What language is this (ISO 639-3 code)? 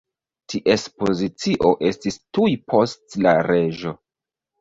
epo